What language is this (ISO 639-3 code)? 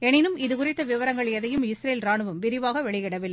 tam